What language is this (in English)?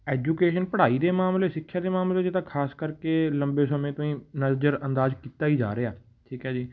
Punjabi